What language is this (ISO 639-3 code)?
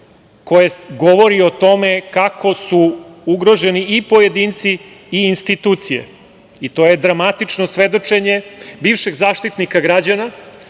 srp